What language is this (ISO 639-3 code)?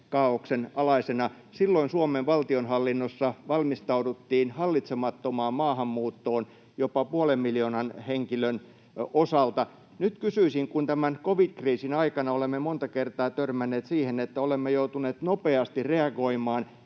fin